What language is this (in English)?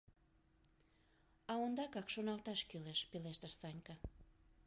Mari